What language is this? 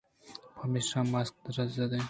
Eastern Balochi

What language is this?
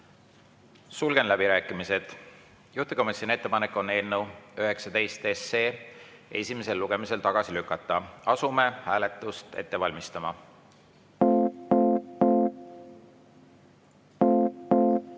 Estonian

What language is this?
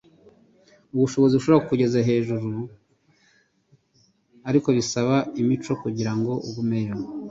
Kinyarwanda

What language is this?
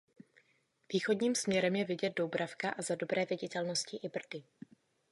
Czech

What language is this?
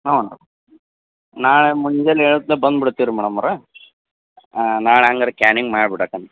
Kannada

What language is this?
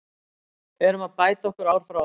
Icelandic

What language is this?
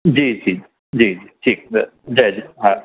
Sindhi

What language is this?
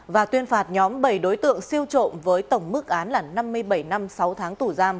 Vietnamese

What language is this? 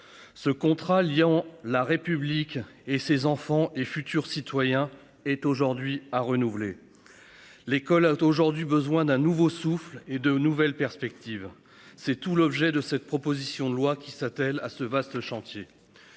French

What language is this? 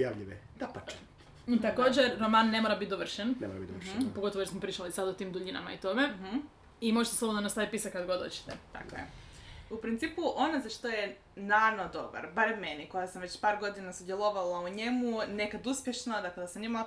Croatian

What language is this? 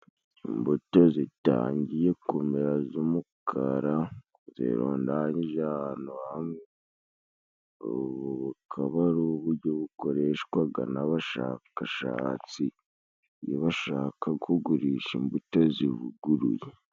Kinyarwanda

